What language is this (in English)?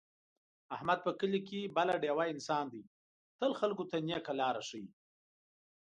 Pashto